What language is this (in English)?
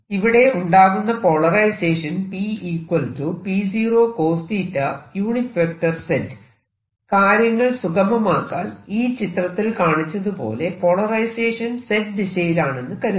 Malayalam